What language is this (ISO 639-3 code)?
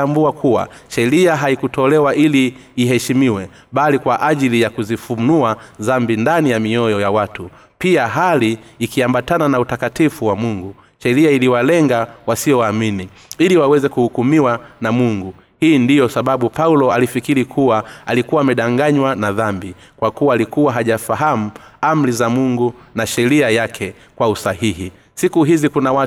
swa